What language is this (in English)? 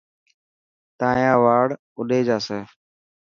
Dhatki